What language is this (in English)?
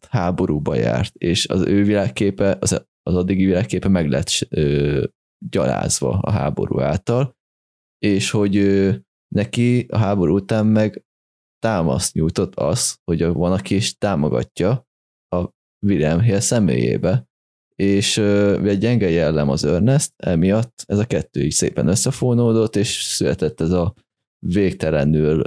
Hungarian